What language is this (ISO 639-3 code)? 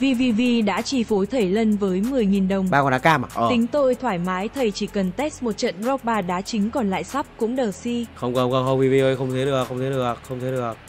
vie